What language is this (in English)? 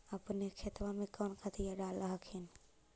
Magahi